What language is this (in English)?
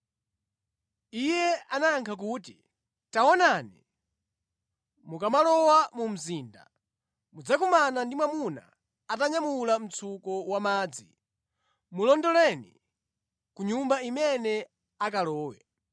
Nyanja